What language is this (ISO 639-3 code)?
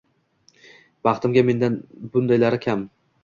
uzb